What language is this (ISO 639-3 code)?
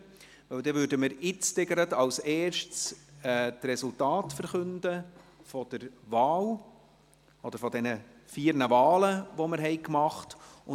gsw